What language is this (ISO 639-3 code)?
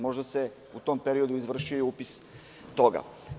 srp